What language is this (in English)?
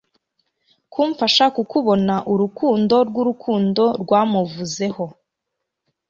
Kinyarwanda